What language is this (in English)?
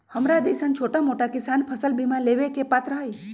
Magahi